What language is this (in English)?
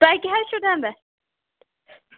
Kashmiri